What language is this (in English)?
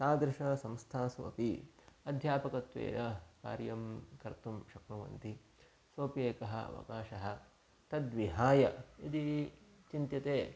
Sanskrit